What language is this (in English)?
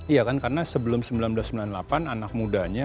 Indonesian